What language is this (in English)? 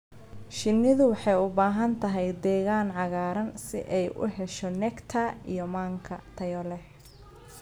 Somali